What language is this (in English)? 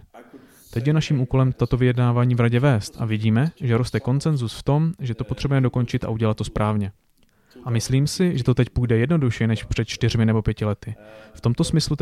Czech